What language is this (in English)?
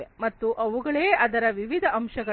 Kannada